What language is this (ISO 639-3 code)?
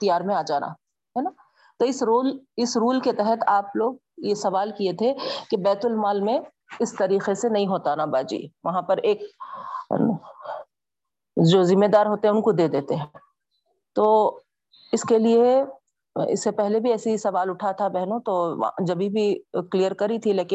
urd